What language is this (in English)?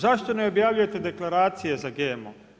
Croatian